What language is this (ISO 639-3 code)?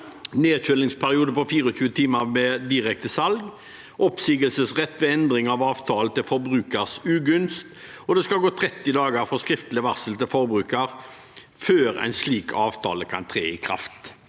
nor